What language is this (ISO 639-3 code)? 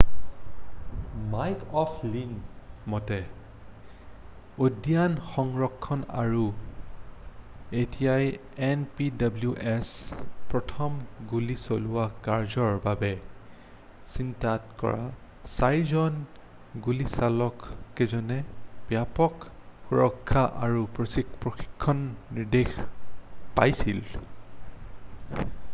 asm